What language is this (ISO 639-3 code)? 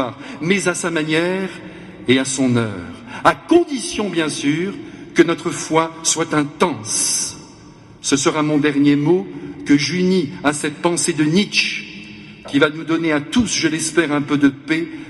fra